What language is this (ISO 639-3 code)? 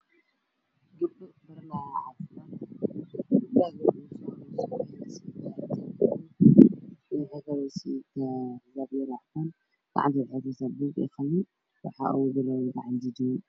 som